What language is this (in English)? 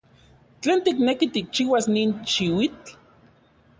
Central Puebla Nahuatl